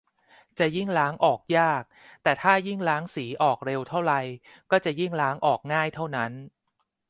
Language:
Thai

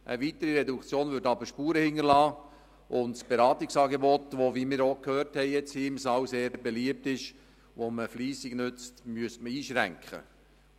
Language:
Swiss German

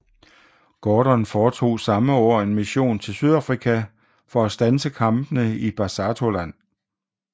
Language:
Danish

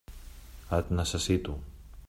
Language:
Catalan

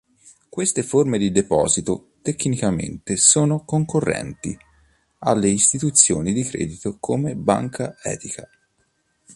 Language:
Italian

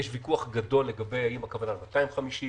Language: Hebrew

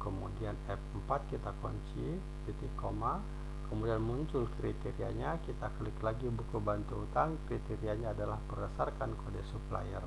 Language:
Indonesian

